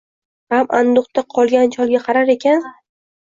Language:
Uzbek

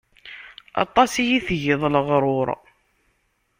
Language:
Kabyle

